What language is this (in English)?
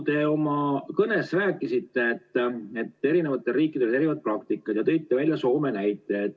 Estonian